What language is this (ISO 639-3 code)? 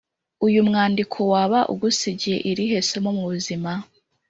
kin